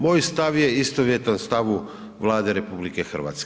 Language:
Croatian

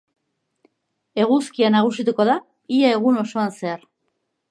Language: Basque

